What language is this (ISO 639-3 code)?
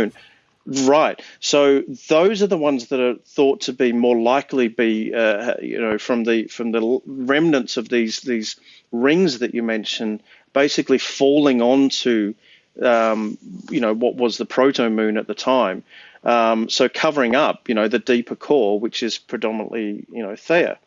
eng